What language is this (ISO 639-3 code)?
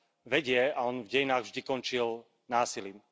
slk